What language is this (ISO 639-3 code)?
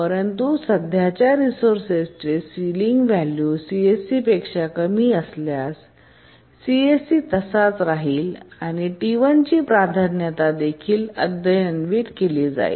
mar